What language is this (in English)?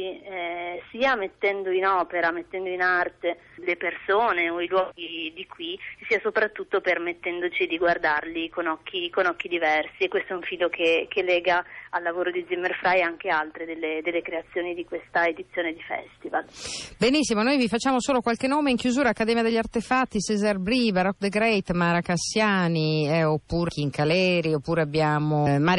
Italian